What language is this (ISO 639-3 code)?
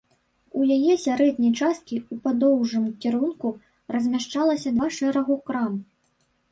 bel